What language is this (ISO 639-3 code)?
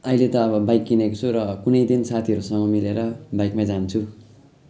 nep